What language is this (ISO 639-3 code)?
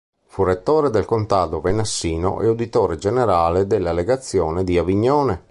ita